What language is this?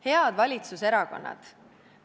Estonian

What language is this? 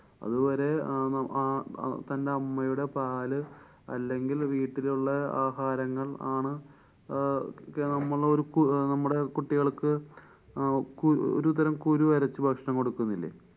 Malayalam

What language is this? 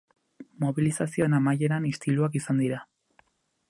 Basque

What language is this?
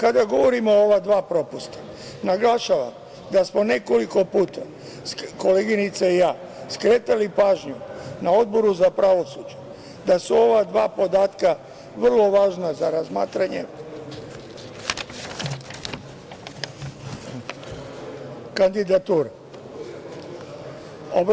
Serbian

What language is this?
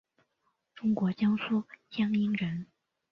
Chinese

